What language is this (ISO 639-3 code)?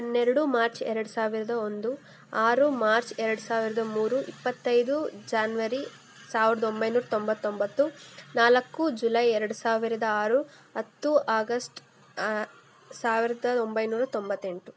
kan